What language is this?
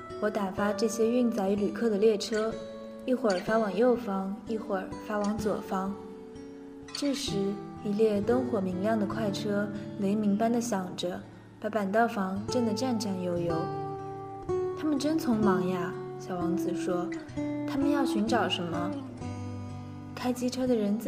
Chinese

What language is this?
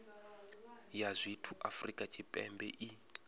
Venda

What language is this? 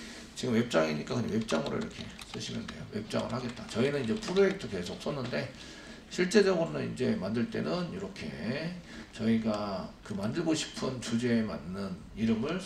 Korean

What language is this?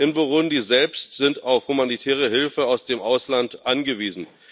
German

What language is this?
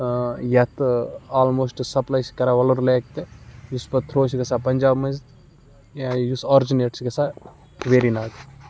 Kashmiri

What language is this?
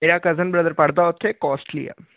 Punjabi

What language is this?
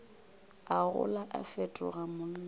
Northern Sotho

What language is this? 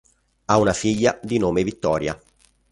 Italian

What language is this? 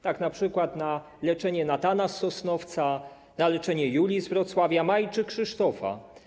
Polish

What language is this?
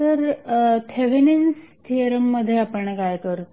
Marathi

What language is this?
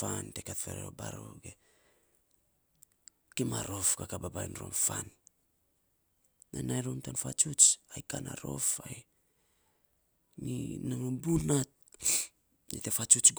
Saposa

